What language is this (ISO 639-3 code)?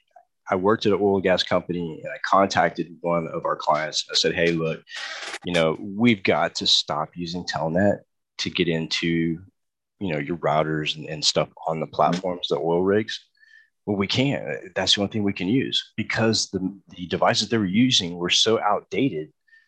eng